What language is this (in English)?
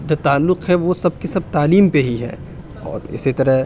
Urdu